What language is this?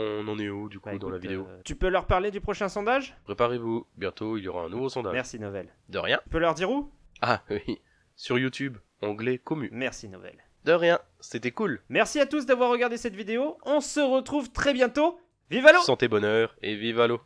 French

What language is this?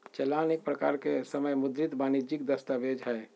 Magahi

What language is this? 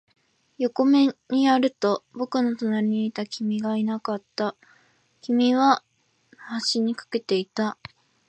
Japanese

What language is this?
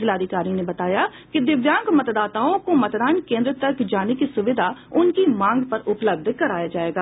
Hindi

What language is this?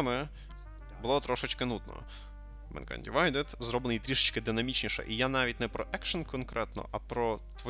Ukrainian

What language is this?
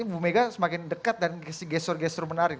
Indonesian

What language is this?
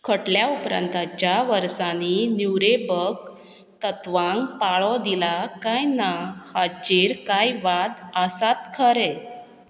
Konkani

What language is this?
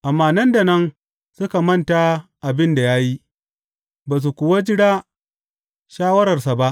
Hausa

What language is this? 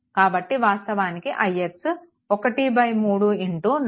Telugu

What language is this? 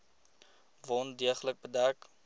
Afrikaans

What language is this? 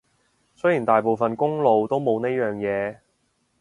Cantonese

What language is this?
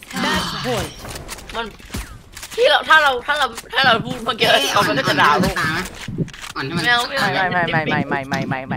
Thai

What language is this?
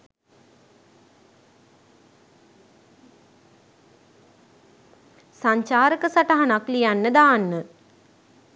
Sinhala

